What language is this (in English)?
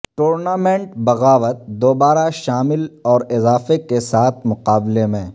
Urdu